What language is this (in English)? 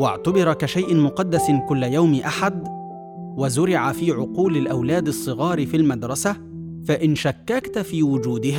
Arabic